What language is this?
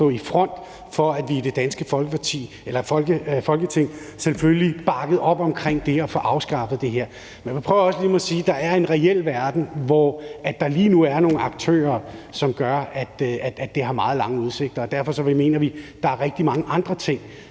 Danish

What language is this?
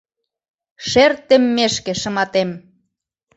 Mari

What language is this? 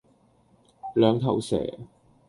Cantonese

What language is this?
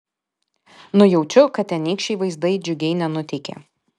Lithuanian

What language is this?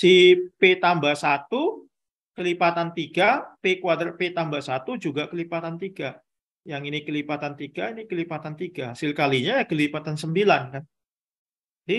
Indonesian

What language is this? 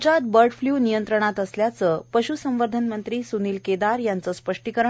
Marathi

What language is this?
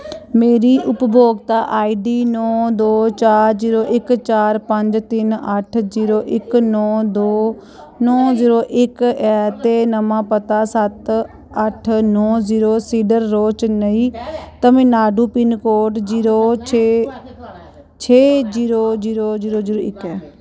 Dogri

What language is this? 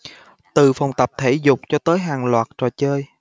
Vietnamese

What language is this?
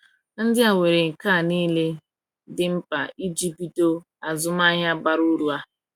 Igbo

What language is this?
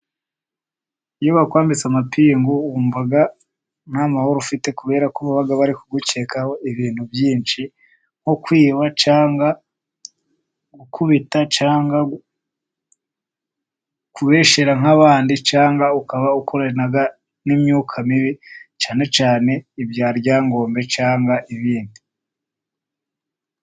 Kinyarwanda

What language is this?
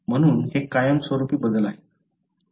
Marathi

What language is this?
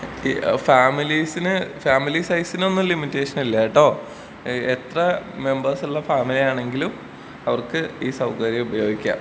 Malayalam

